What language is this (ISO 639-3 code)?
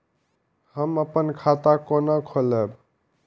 mai